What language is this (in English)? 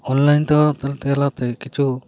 Santali